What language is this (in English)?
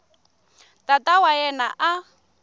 Tsonga